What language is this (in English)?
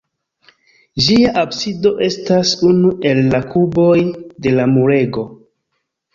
Esperanto